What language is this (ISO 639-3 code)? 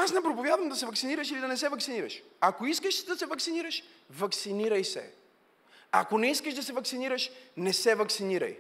bul